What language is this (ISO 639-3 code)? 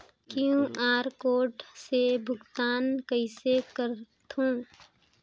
hne